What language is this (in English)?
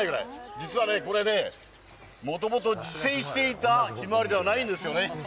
Japanese